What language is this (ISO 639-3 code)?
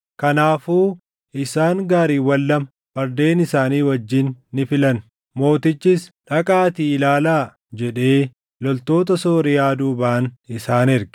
orm